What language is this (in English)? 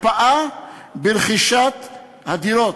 Hebrew